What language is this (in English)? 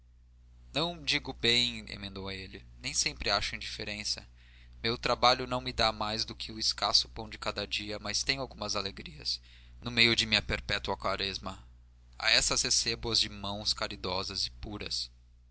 Portuguese